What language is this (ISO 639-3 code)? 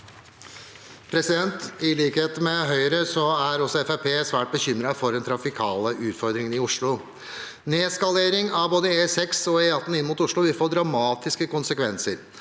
nor